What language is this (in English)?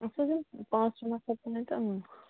Kashmiri